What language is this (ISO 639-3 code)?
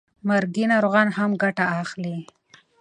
pus